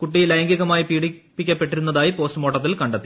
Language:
Malayalam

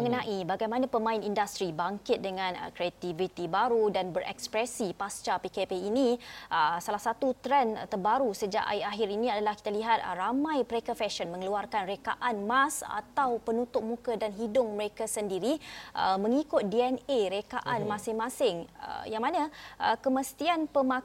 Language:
Malay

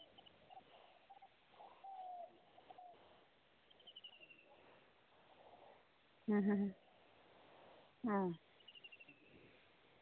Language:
Santali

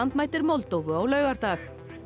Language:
Icelandic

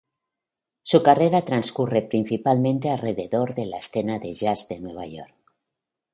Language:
Spanish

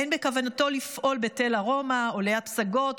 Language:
Hebrew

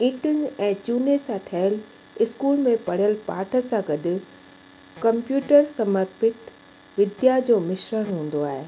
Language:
Sindhi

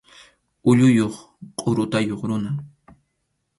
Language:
Arequipa-La Unión Quechua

